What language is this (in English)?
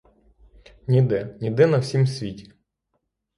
Ukrainian